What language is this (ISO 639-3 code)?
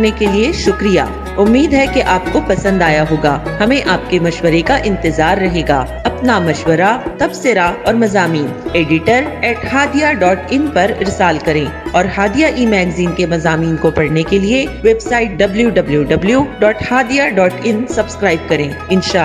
urd